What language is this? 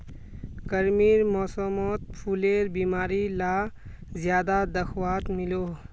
Magahi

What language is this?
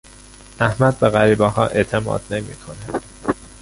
Persian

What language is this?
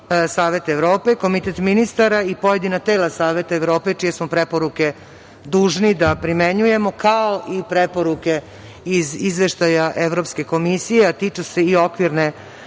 Serbian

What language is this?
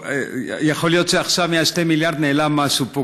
Hebrew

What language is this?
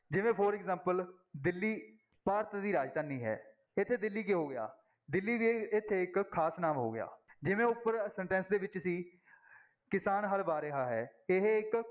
Punjabi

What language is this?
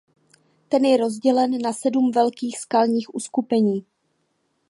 Czech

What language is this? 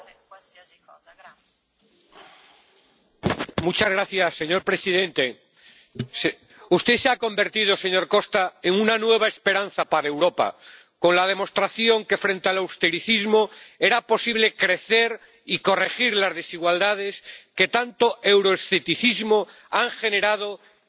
Spanish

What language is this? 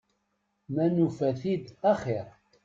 Kabyle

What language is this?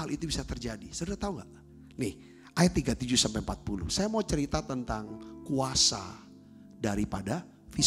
Indonesian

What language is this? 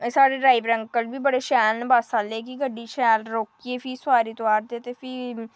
Dogri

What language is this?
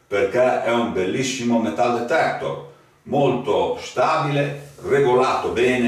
Italian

